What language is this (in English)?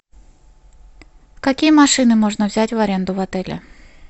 Russian